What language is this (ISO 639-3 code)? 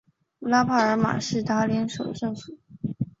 zho